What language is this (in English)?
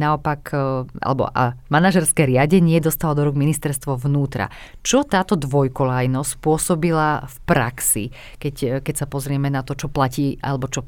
Slovak